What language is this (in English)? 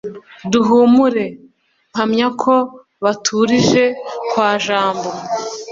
Kinyarwanda